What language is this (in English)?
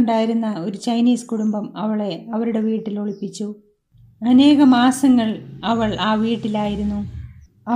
Malayalam